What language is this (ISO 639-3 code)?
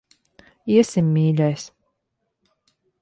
lav